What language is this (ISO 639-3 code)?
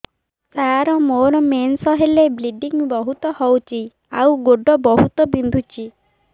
ori